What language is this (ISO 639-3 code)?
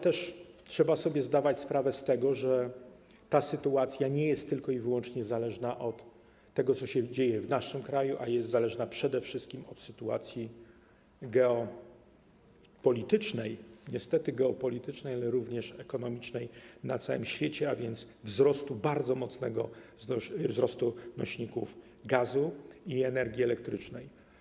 pol